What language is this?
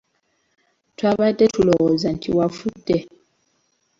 Ganda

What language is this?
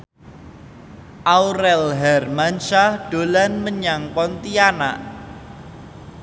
Javanese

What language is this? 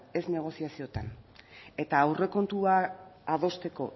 Basque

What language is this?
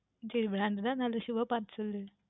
Tamil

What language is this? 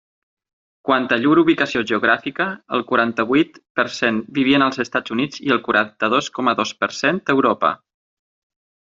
Catalan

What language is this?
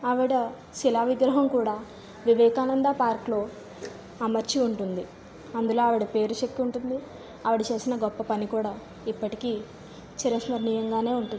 Telugu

